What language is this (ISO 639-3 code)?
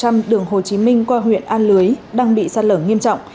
vie